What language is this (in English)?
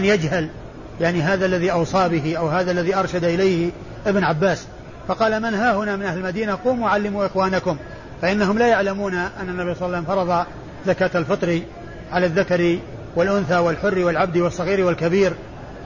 Arabic